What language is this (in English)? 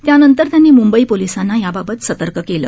Marathi